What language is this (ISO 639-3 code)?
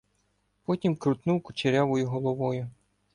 ukr